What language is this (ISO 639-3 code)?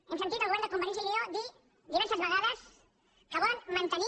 cat